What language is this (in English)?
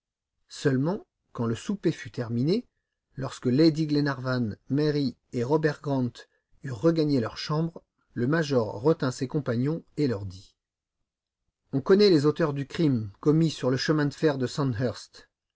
French